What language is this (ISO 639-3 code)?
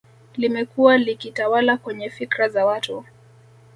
swa